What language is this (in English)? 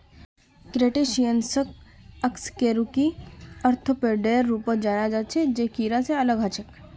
Magahi